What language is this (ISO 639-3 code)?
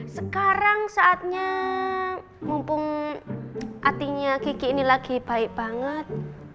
ind